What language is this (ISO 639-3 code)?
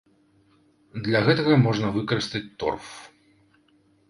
bel